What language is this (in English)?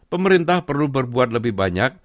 Indonesian